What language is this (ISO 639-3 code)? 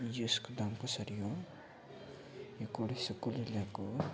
nep